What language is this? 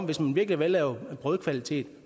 Danish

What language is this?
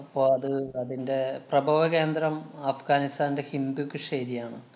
Malayalam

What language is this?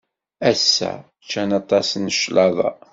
Kabyle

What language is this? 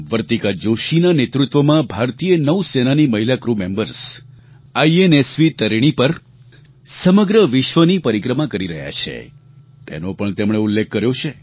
Gujarati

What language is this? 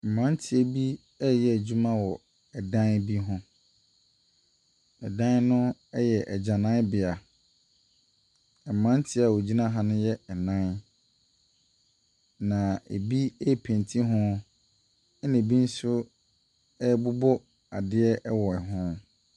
Akan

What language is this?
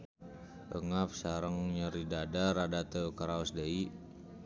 Sundanese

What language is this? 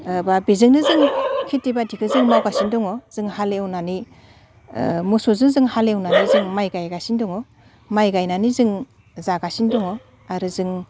Bodo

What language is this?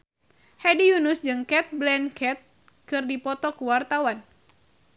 Sundanese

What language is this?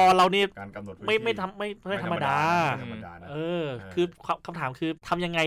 Thai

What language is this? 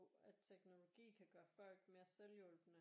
Danish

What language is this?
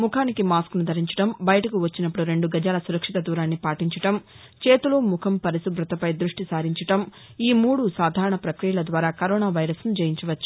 Telugu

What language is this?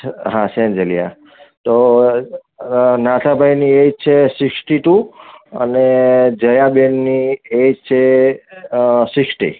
Gujarati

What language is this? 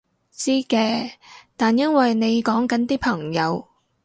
Cantonese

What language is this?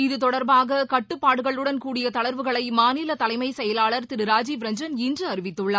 Tamil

